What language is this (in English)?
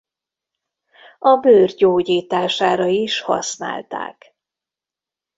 Hungarian